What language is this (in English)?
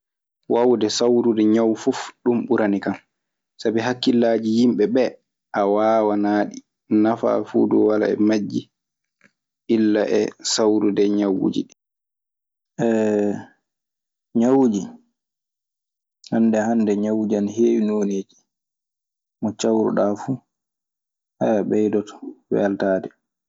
Maasina Fulfulde